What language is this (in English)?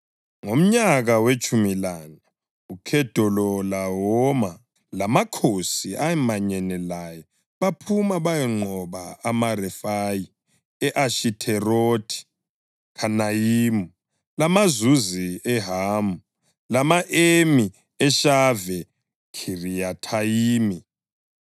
North Ndebele